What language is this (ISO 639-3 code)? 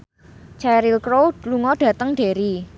jav